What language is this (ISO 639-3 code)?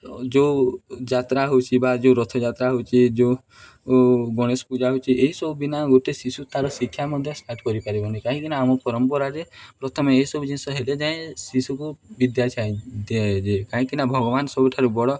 ori